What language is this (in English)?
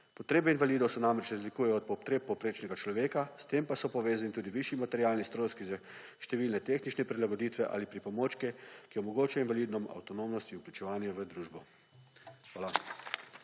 Slovenian